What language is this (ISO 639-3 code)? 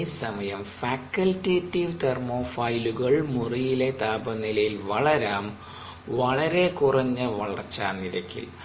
mal